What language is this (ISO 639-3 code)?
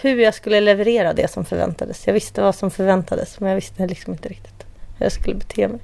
swe